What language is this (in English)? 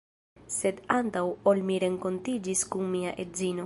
Esperanto